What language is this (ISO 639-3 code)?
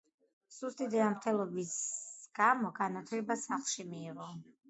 kat